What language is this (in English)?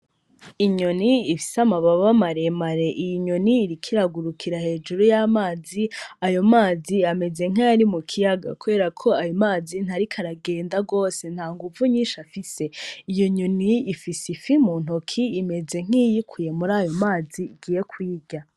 Rundi